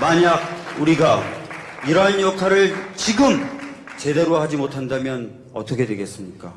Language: Korean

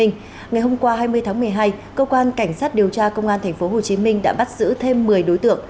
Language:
Vietnamese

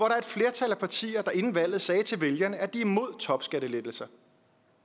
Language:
Danish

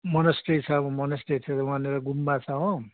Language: Nepali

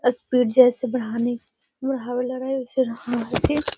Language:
Magahi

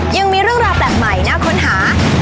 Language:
Thai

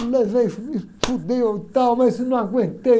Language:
Portuguese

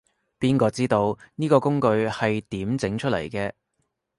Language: Cantonese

